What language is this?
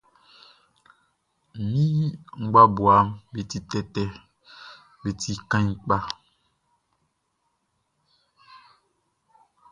Baoulé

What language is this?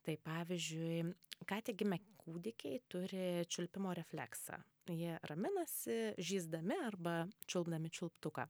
Lithuanian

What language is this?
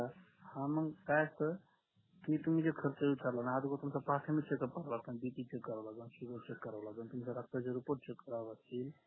Marathi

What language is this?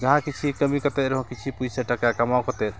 Santali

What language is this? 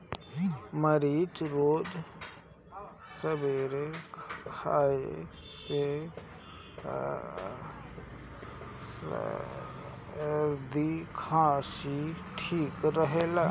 Bhojpuri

